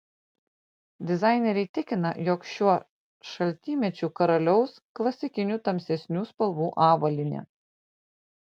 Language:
Lithuanian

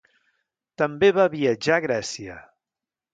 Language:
Catalan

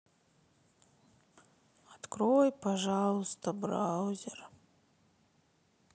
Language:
Russian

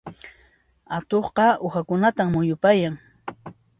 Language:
Puno Quechua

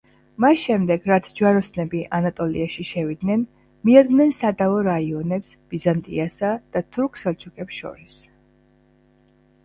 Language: Georgian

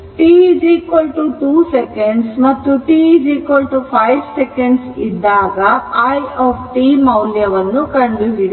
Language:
Kannada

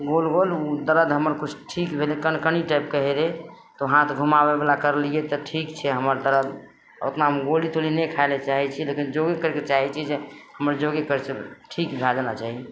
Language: Maithili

